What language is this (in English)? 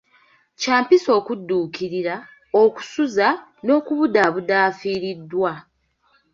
Ganda